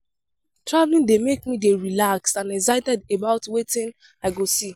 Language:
Nigerian Pidgin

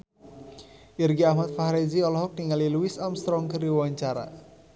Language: Sundanese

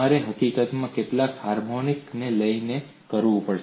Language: Gujarati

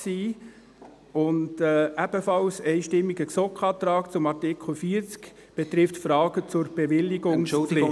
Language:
Swiss German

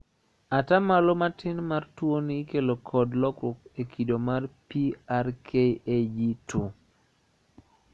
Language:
Luo (Kenya and Tanzania)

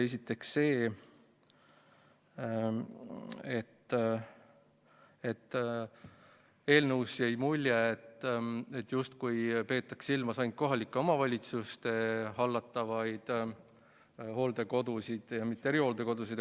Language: Estonian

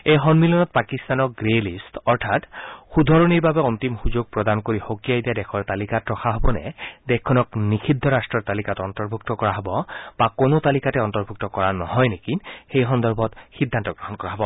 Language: Assamese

